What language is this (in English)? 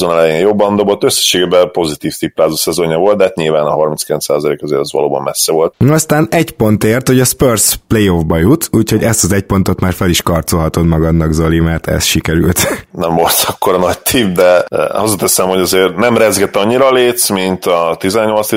Hungarian